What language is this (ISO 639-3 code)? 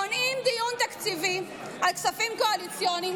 heb